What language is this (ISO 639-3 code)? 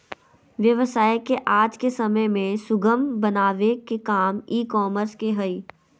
mag